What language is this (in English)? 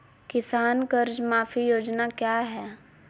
Magahi